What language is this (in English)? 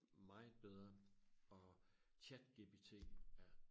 Danish